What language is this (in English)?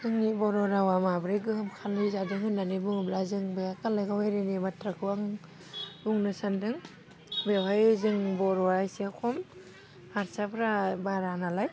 Bodo